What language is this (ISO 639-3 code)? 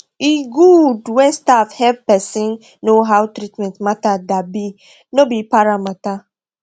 pcm